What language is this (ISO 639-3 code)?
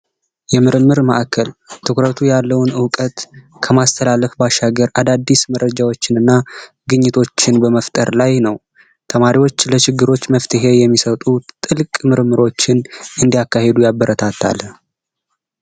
amh